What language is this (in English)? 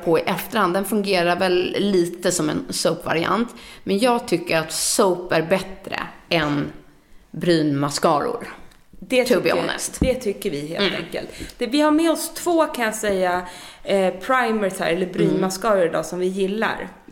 Swedish